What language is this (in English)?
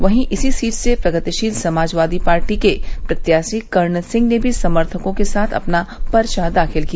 Hindi